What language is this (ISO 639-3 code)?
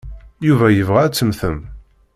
kab